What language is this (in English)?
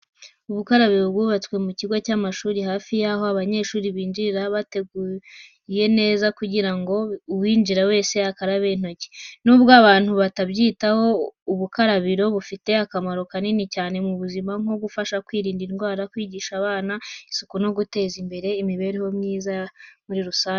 Kinyarwanda